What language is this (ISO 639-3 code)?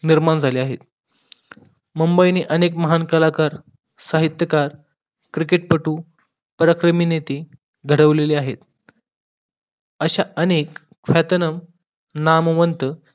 mar